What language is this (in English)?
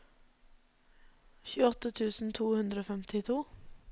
Norwegian